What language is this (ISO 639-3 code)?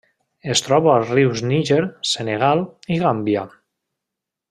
cat